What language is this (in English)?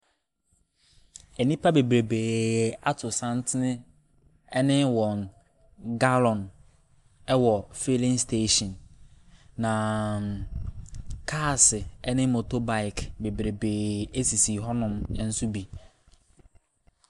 Akan